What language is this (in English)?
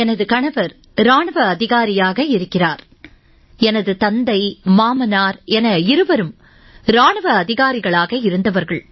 Tamil